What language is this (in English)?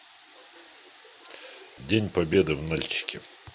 Russian